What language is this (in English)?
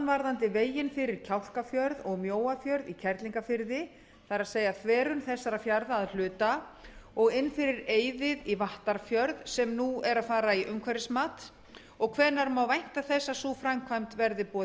Icelandic